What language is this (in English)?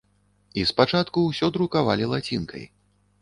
Belarusian